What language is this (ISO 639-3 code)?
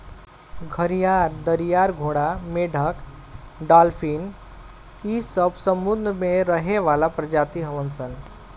bho